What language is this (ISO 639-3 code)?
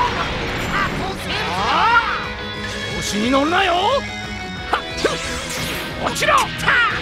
jpn